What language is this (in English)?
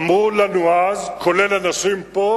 Hebrew